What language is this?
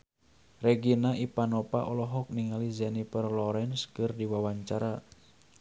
Sundanese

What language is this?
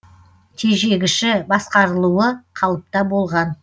Kazakh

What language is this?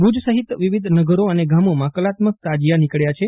Gujarati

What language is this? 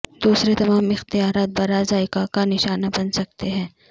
Urdu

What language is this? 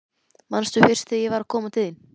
Icelandic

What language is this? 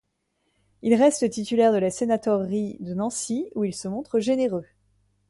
French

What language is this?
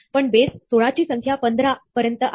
Marathi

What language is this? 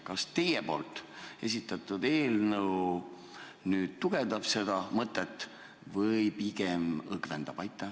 Estonian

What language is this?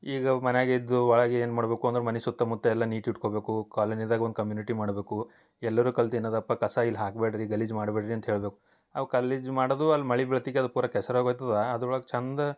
Kannada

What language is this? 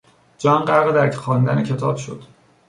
Persian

